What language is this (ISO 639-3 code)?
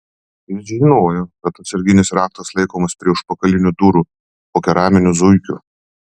lit